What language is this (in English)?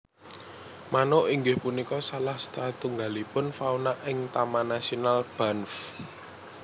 Javanese